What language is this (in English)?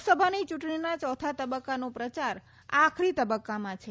Gujarati